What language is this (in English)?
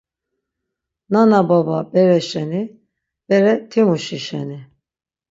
Laz